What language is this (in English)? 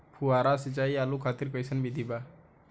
Bhojpuri